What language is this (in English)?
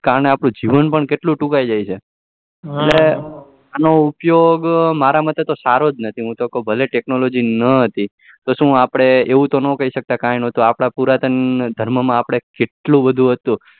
Gujarati